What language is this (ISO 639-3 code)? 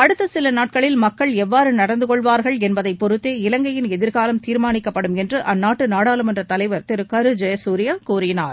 tam